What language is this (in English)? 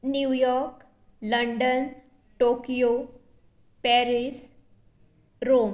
Konkani